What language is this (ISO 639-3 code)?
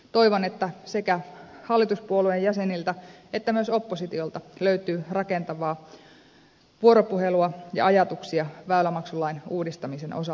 fin